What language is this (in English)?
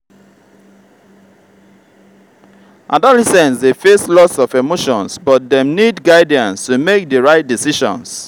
Nigerian Pidgin